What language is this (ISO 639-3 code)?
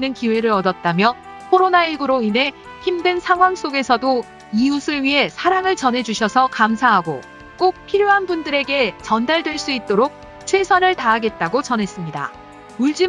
kor